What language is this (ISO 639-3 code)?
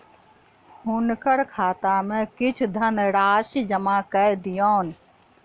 mai